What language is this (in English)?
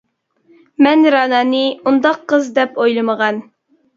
Uyghur